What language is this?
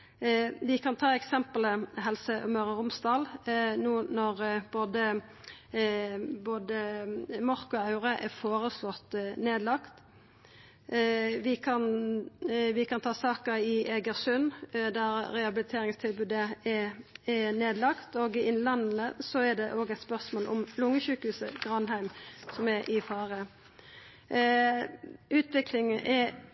Norwegian Nynorsk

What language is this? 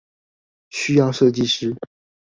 Chinese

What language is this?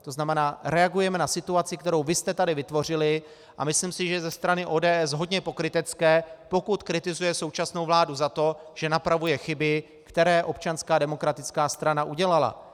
Czech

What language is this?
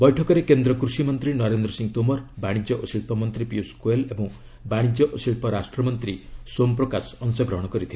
Odia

